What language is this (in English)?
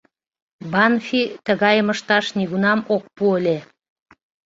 Mari